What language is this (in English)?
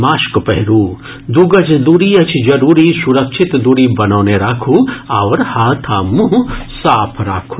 Maithili